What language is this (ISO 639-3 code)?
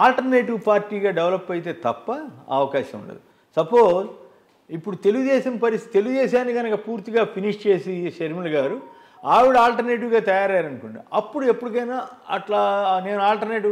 tel